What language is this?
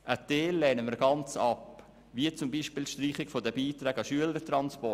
Swiss German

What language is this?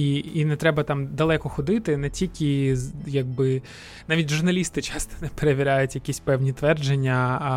Ukrainian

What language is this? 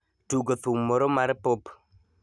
Luo (Kenya and Tanzania)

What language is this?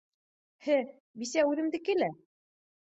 Bashkir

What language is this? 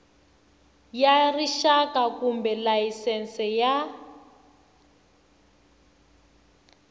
Tsonga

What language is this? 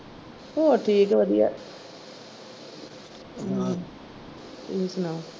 Punjabi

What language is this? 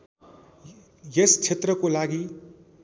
Nepali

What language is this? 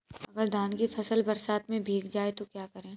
Hindi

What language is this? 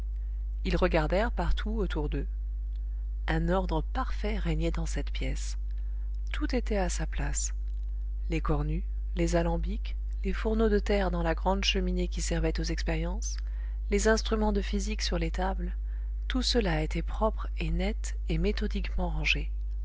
French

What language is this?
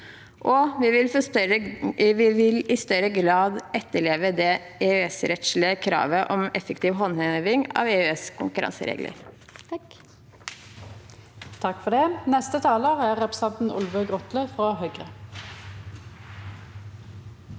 Norwegian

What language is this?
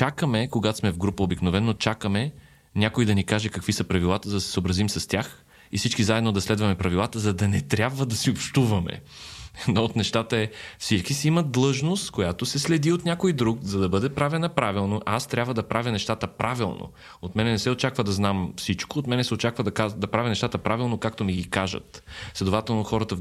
Bulgarian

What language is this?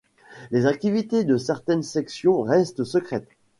French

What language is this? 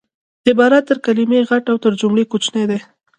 Pashto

